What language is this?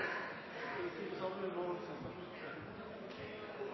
Norwegian Nynorsk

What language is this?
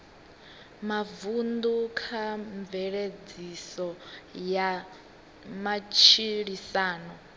Venda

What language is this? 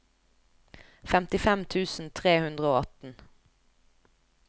Norwegian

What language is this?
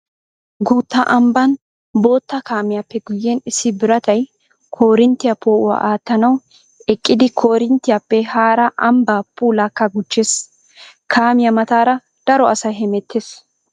Wolaytta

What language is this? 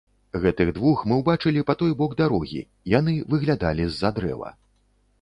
Belarusian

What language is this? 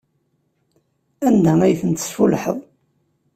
Kabyle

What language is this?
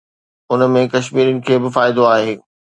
Sindhi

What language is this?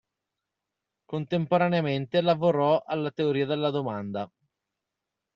Italian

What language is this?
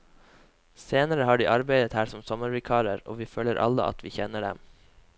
Norwegian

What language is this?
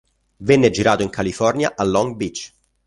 Italian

